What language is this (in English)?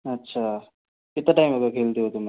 Hindi